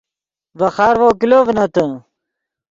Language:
Yidgha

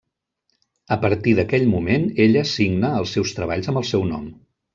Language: Catalan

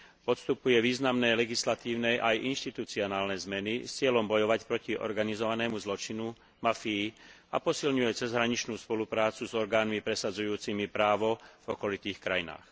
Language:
Slovak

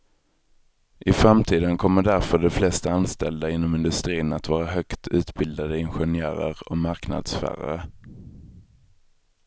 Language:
Swedish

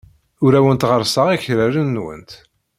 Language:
Kabyle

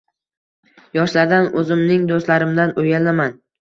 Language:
Uzbek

